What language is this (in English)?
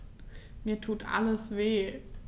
German